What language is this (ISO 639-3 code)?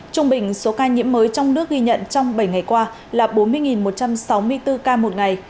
vie